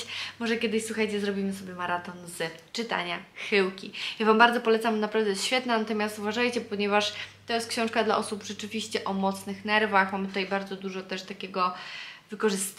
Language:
Polish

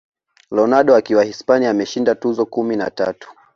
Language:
Swahili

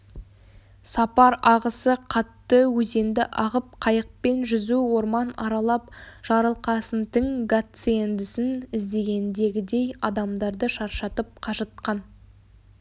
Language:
Kazakh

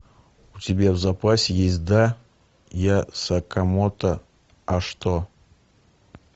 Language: Russian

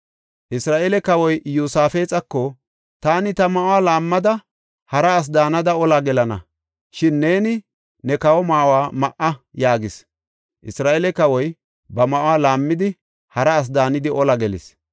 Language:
Gofa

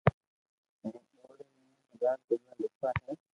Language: Loarki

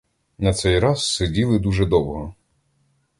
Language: Ukrainian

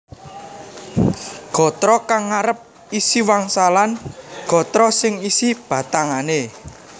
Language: Javanese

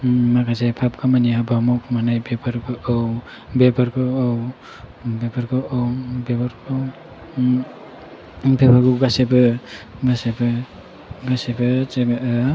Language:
Bodo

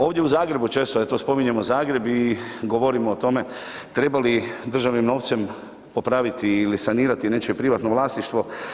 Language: Croatian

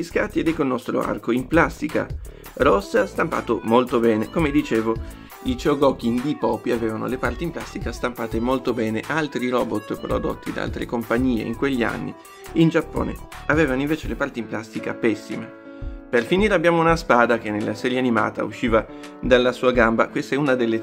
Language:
Italian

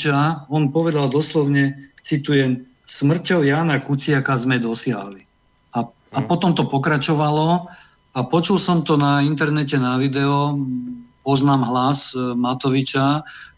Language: Slovak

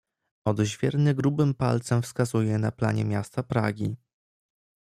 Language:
Polish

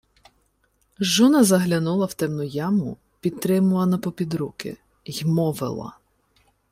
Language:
Ukrainian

